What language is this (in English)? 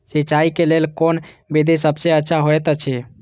Maithili